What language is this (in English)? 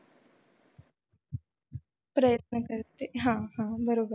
Marathi